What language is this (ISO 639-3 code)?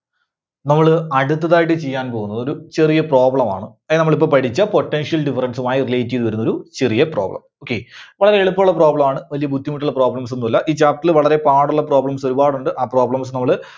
mal